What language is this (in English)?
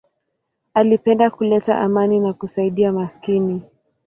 Swahili